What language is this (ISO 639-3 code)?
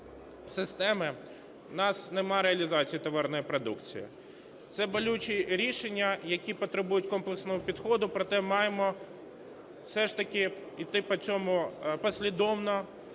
ukr